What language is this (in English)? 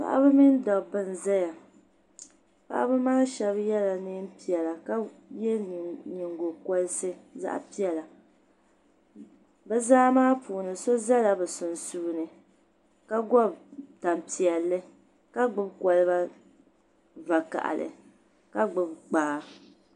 Dagbani